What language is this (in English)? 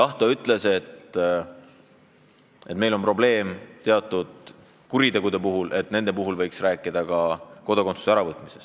Estonian